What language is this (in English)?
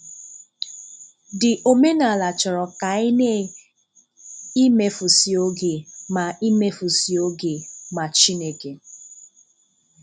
Igbo